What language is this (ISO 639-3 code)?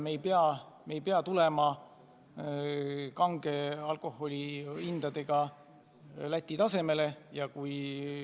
est